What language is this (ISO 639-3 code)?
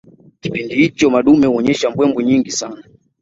swa